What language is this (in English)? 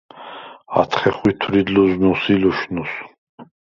Svan